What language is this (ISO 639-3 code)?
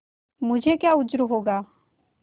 hin